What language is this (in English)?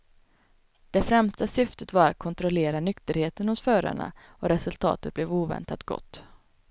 Swedish